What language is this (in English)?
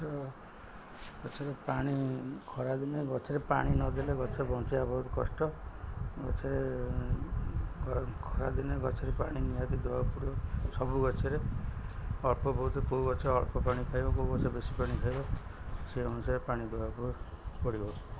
Odia